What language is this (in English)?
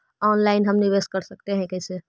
Magahi